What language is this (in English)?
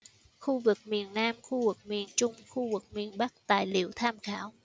Vietnamese